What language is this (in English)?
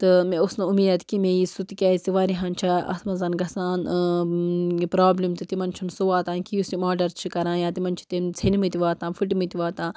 Kashmiri